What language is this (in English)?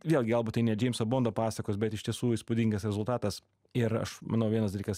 Lithuanian